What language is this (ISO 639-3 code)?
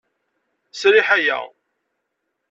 kab